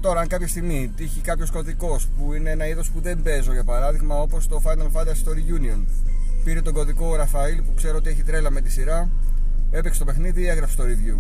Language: Greek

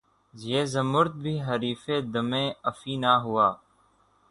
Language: Urdu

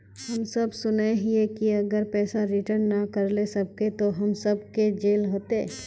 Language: Magahi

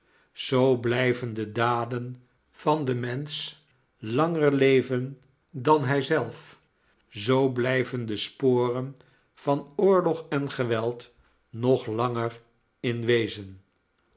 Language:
Dutch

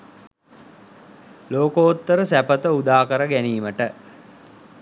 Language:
Sinhala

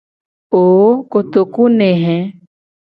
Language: Gen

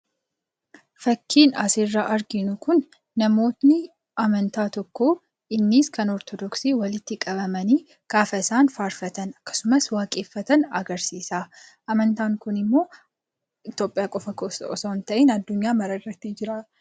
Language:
Oromo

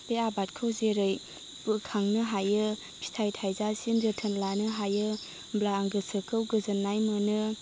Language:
Bodo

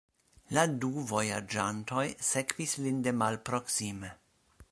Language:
Esperanto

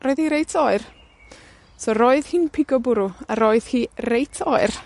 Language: Welsh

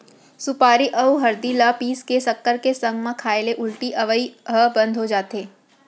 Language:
Chhattisgarhi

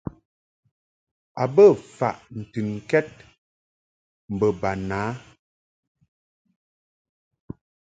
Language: Mungaka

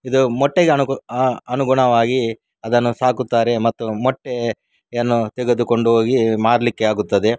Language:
Kannada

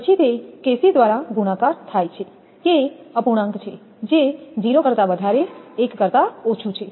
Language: Gujarati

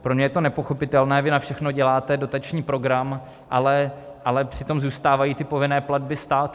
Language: Czech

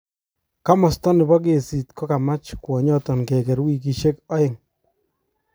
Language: Kalenjin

